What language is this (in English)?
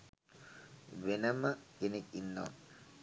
Sinhala